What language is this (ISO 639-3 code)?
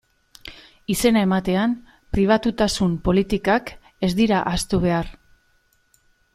eus